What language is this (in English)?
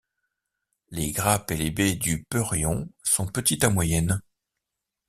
French